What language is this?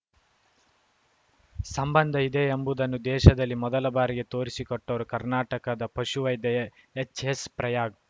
Kannada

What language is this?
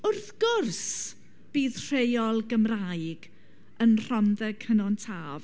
Welsh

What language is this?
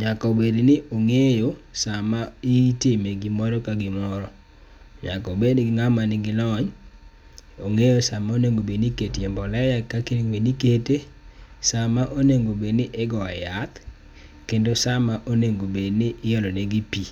Luo (Kenya and Tanzania)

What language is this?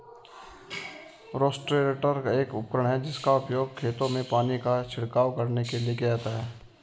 Hindi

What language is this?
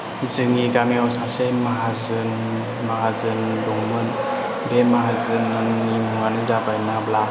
Bodo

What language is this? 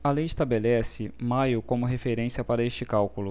Portuguese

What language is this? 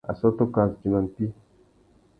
Tuki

